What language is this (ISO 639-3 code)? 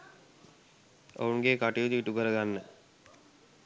sin